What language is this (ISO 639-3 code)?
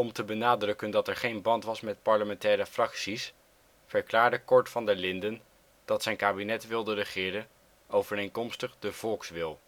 nld